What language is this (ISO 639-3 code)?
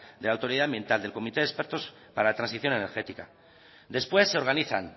spa